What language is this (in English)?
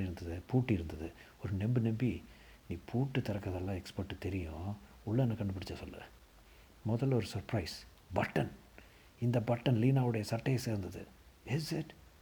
Tamil